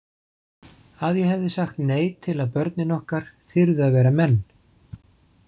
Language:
Icelandic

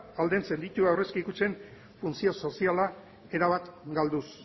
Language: Basque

